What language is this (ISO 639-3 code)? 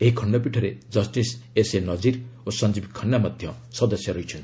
ori